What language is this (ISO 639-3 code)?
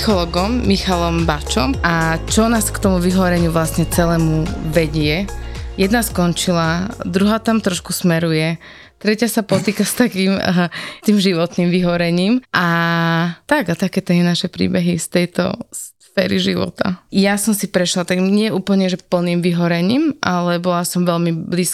slk